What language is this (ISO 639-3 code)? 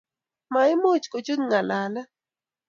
kln